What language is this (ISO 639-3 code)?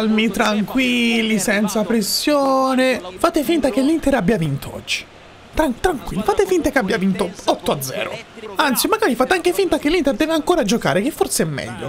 ita